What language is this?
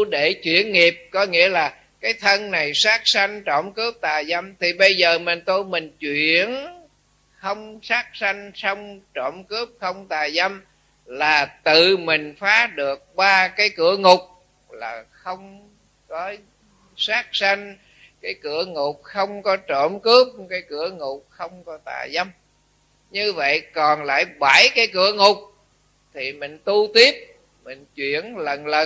Vietnamese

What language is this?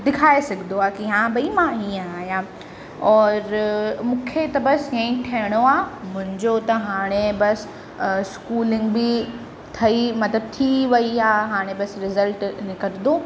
Sindhi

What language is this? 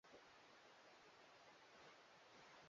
Swahili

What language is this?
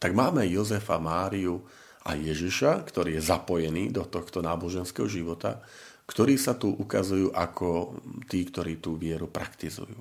Slovak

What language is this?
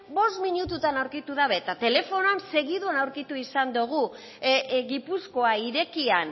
Basque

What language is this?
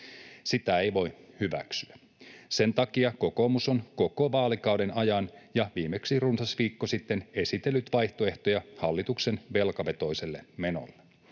Finnish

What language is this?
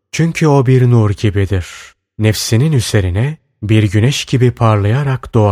Turkish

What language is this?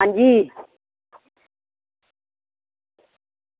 Dogri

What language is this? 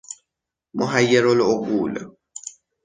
Persian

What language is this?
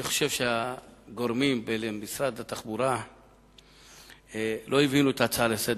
Hebrew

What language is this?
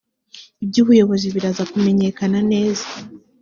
Kinyarwanda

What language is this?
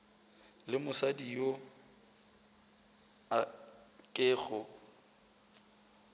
Northern Sotho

